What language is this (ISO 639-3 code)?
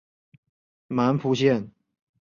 zho